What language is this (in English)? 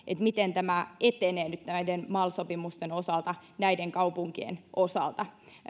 Finnish